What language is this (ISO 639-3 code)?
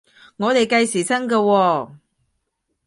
yue